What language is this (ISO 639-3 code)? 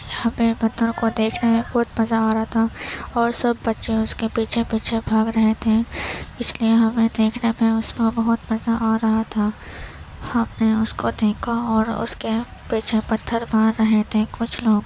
urd